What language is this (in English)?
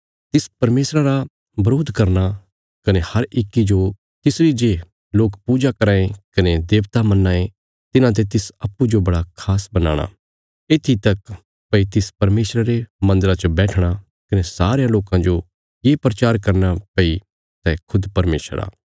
Bilaspuri